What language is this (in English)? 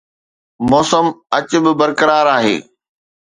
Sindhi